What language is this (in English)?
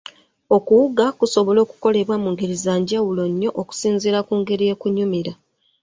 Ganda